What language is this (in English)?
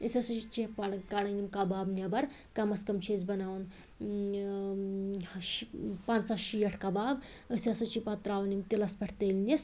Kashmiri